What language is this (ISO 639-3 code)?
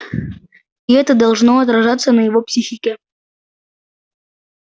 rus